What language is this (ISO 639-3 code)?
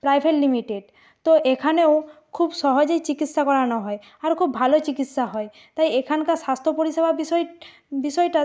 ben